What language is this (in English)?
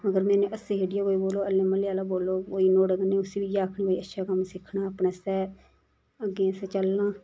Dogri